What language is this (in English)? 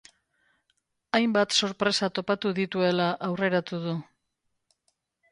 Basque